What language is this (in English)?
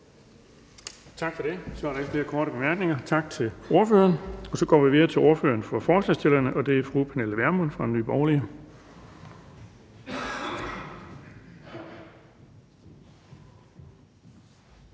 Danish